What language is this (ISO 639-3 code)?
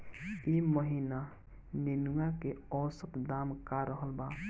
bho